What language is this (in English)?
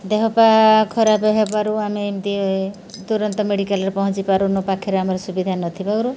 Odia